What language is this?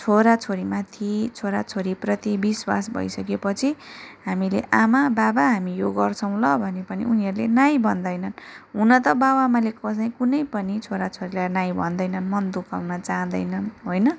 Nepali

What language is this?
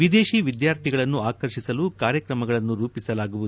Kannada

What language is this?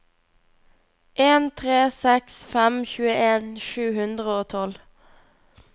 Norwegian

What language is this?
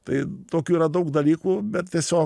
Lithuanian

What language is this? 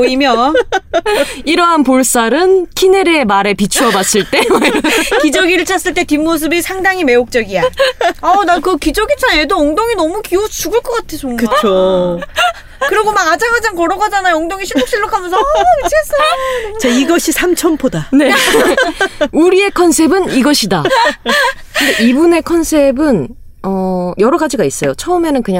Korean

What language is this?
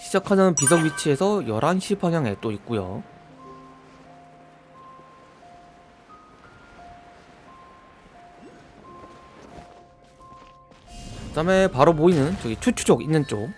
Korean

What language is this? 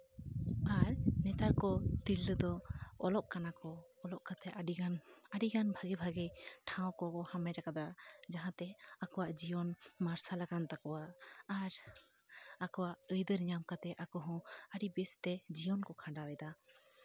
Santali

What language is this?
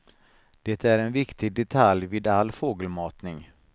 Swedish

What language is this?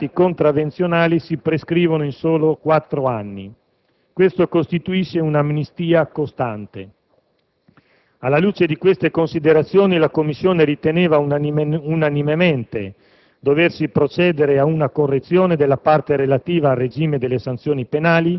Italian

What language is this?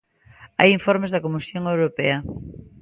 Galician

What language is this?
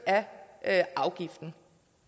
Danish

